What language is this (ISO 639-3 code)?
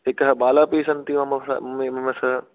san